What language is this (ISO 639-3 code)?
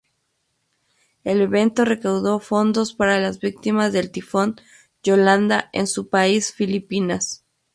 spa